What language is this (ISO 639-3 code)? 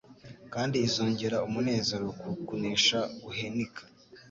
kin